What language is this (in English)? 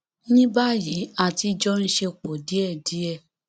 Yoruba